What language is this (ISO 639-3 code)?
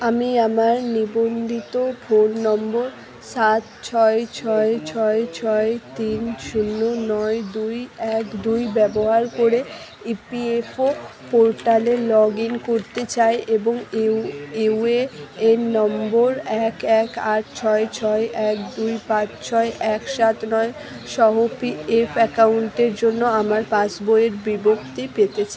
ben